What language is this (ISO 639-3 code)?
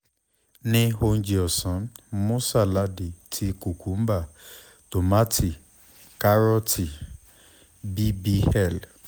yor